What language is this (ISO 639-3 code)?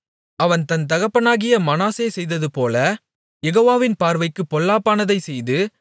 tam